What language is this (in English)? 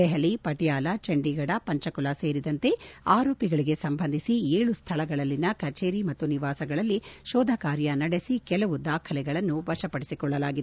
Kannada